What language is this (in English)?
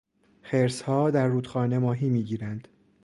Persian